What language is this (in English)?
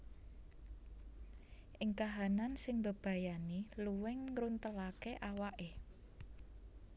Javanese